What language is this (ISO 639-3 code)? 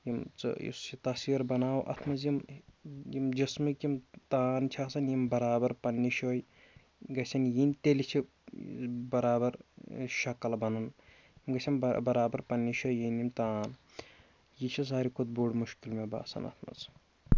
kas